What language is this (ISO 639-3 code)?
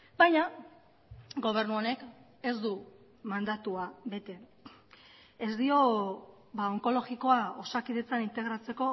eus